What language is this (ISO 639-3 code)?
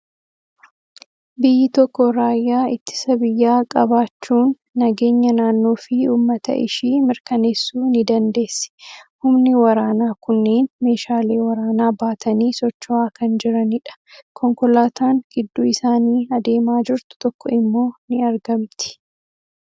orm